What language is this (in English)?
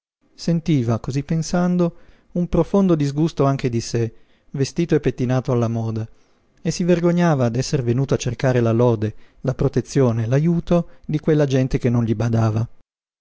Italian